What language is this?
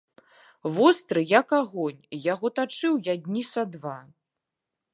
Belarusian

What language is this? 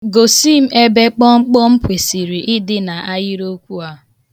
Igbo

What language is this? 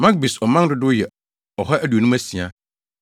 Akan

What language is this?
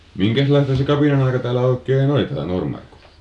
Finnish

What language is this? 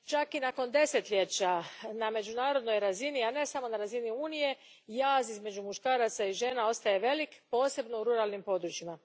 Croatian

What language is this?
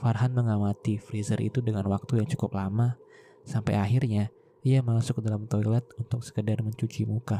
Indonesian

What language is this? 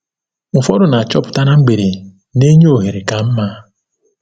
Igbo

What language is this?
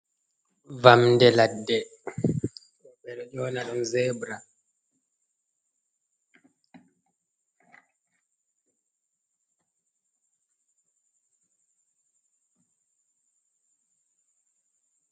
Fula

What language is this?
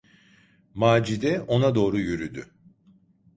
Turkish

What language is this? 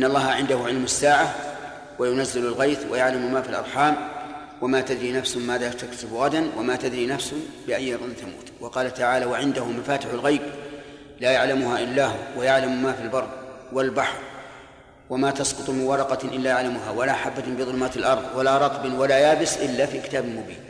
Arabic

